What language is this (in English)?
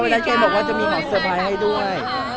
Thai